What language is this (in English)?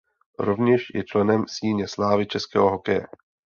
Czech